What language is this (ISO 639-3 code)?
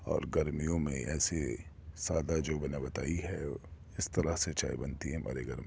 urd